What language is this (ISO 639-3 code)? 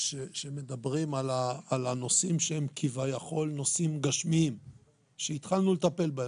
heb